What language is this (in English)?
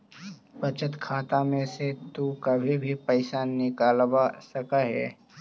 Magahi